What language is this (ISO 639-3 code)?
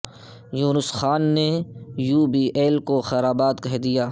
urd